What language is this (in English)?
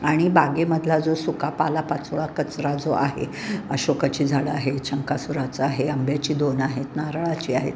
Marathi